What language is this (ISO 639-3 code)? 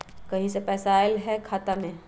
mag